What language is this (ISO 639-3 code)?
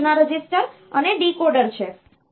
guj